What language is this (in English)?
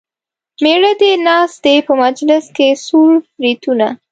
Pashto